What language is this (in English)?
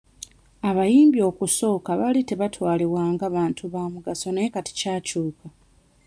Ganda